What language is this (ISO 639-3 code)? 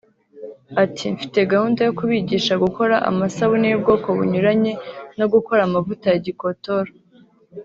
kin